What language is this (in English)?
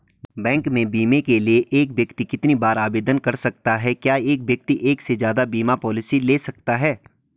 Hindi